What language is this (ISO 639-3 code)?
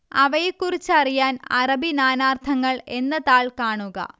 mal